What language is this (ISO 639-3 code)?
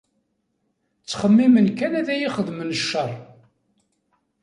kab